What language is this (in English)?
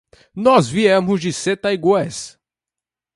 Portuguese